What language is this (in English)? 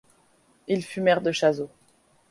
French